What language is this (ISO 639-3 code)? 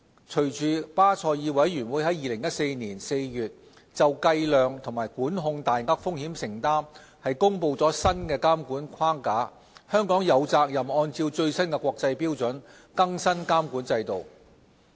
yue